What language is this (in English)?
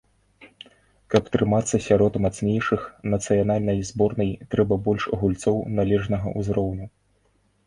Belarusian